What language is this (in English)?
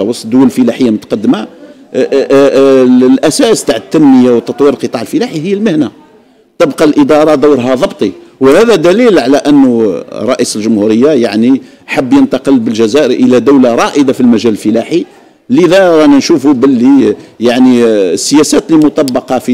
Arabic